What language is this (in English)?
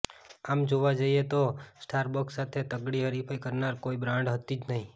Gujarati